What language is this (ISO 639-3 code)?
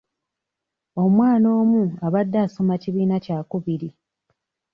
lug